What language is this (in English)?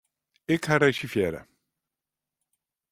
Western Frisian